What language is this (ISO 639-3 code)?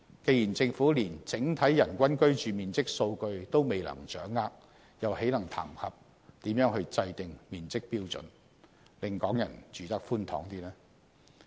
yue